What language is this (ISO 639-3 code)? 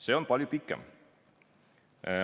est